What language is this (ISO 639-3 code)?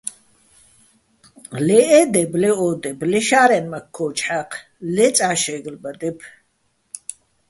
bbl